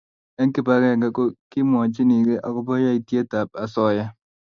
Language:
Kalenjin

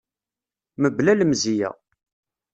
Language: Kabyle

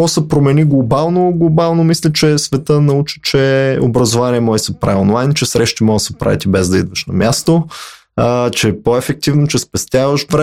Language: Bulgarian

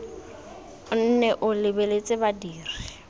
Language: Tswana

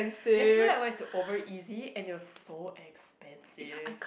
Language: English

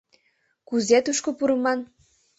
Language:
Mari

